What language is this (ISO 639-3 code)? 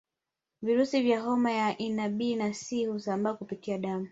swa